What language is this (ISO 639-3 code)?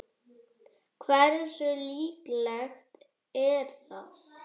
isl